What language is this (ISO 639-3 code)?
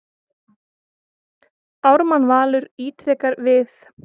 isl